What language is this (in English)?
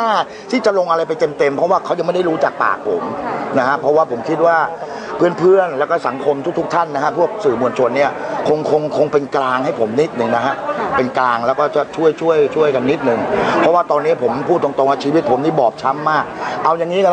Thai